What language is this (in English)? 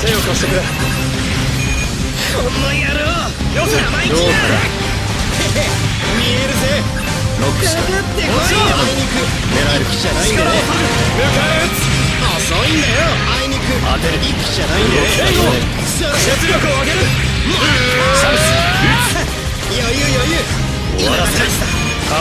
Japanese